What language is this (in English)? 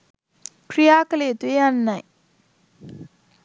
Sinhala